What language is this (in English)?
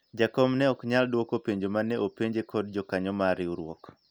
Luo (Kenya and Tanzania)